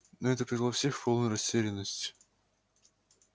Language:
Russian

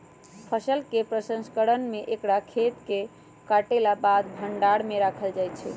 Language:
Magahi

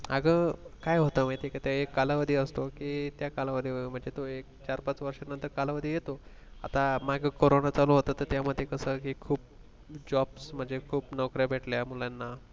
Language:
Marathi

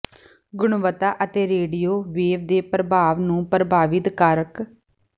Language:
Punjabi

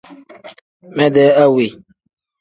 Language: Tem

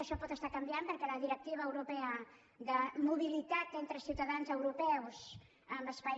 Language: Catalan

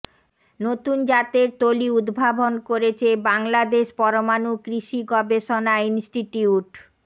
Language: Bangla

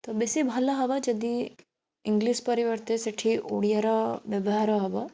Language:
Odia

